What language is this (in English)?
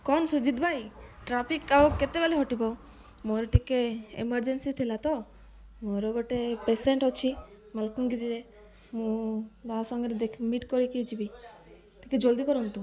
Odia